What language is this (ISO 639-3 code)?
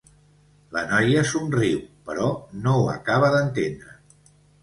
cat